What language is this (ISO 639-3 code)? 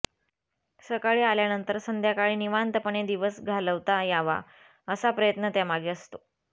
mar